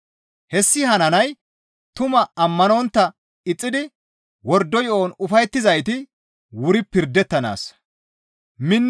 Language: Gamo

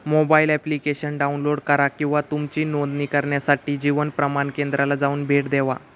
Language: Marathi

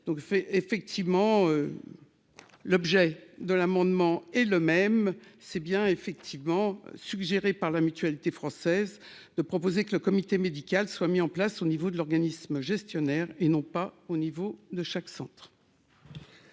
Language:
French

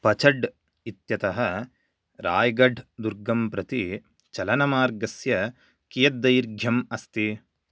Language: Sanskrit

